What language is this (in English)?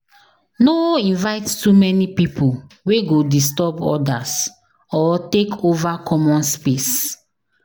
Nigerian Pidgin